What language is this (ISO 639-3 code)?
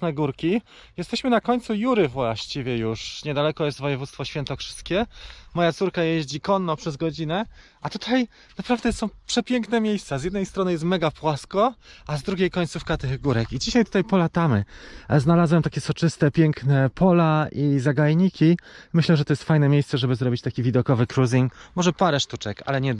pol